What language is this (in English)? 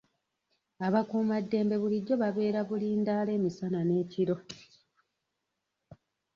Ganda